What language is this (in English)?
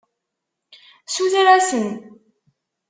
Kabyle